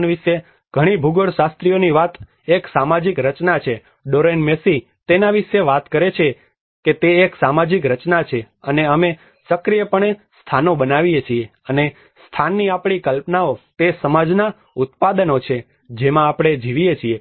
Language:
Gujarati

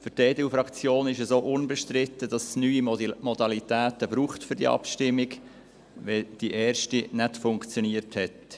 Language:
Swiss German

